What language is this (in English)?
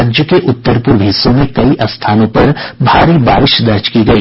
Hindi